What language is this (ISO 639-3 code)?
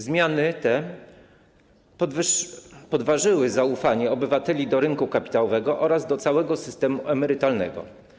pol